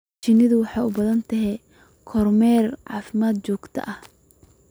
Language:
Somali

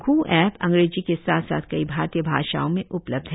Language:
Hindi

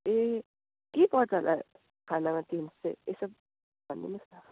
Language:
Nepali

